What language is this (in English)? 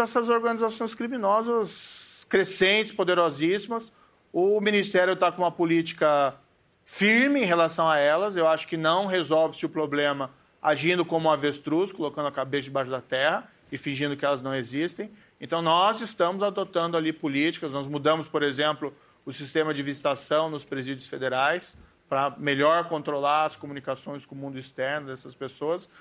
Portuguese